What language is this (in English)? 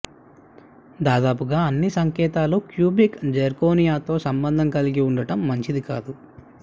Telugu